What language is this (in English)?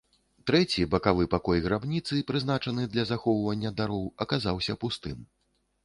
Belarusian